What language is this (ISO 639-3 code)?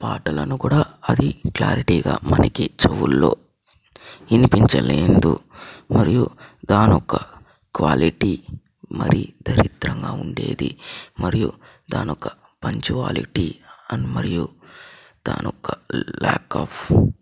tel